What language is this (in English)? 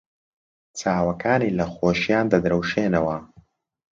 Central Kurdish